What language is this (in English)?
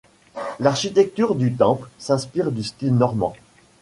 French